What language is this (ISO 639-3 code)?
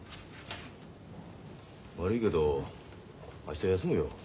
jpn